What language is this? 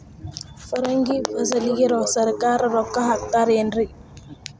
Kannada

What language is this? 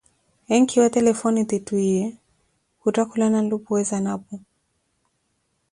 Koti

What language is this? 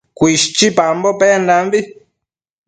Matsés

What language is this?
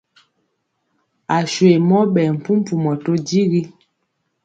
Mpiemo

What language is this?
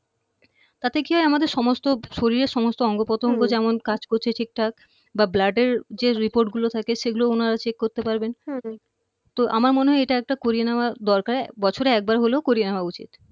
Bangla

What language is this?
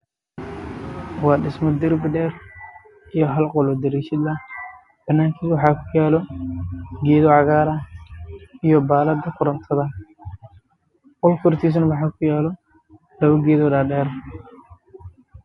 Somali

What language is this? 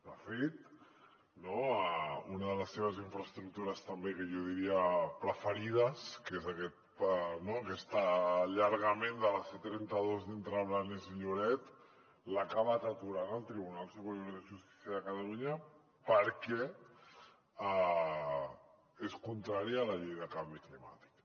Catalan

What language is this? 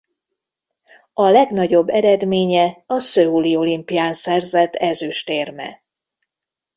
Hungarian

